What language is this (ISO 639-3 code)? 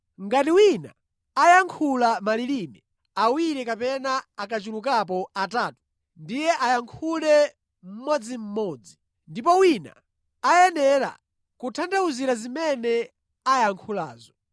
nya